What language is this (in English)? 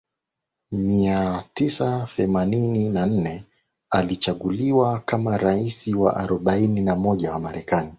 Swahili